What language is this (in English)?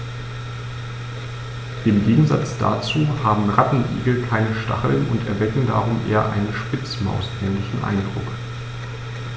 German